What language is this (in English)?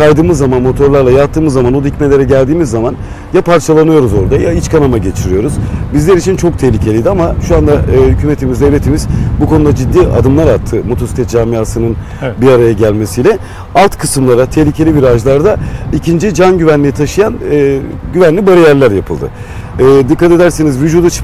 Turkish